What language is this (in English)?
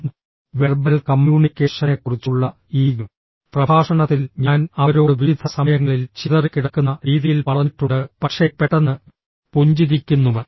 Malayalam